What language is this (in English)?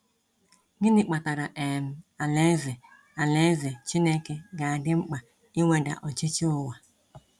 Igbo